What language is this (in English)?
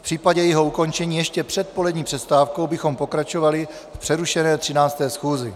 Czech